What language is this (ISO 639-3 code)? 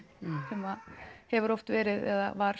isl